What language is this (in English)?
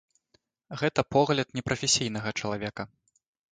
Belarusian